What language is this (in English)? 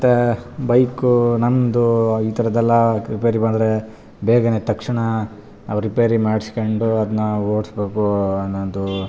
Kannada